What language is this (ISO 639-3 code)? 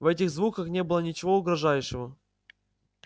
rus